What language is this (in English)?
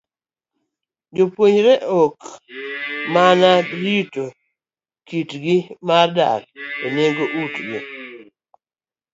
Luo (Kenya and Tanzania)